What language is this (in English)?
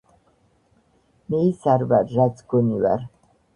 Georgian